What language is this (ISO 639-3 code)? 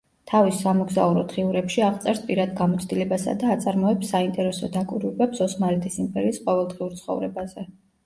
kat